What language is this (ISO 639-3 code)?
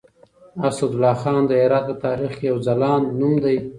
pus